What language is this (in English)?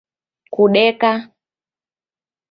Taita